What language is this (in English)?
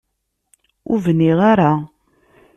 Kabyle